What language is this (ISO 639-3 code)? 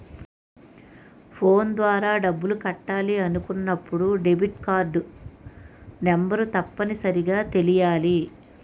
tel